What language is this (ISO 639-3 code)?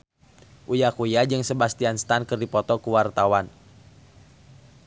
sun